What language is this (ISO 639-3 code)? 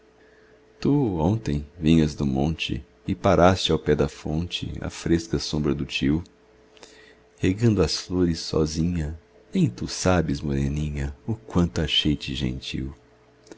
por